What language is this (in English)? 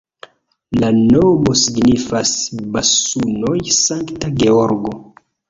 Esperanto